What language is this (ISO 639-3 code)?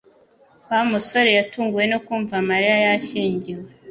kin